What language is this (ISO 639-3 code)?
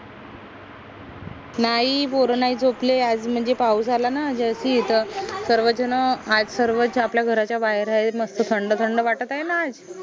mar